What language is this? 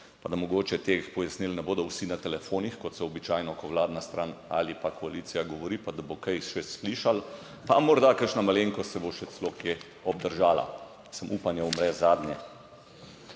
Slovenian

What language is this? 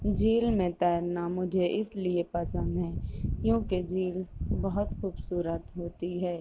Urdu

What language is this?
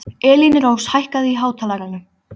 Icelandic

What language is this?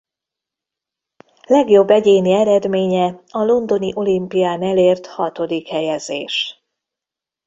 Hungarian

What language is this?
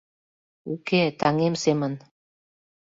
Mari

